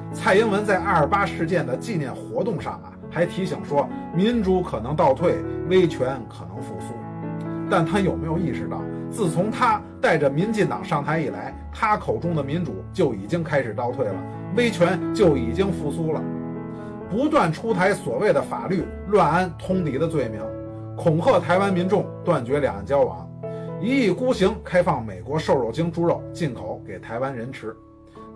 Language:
Chinese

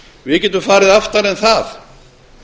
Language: Icelandic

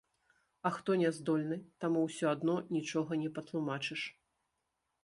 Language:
Belarusian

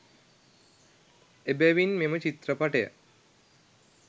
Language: Sinhala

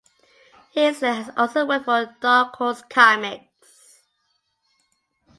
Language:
English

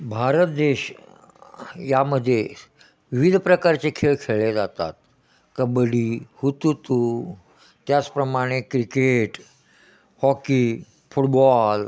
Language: Marathi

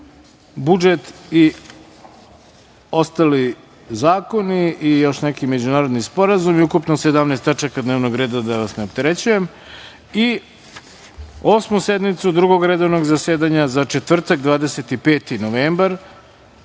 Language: Serbian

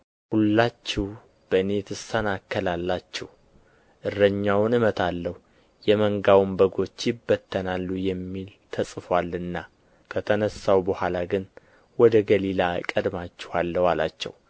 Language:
Amharic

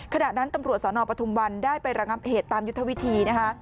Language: Thai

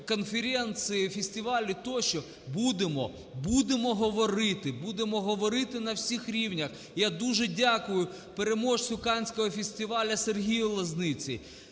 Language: Ukrainian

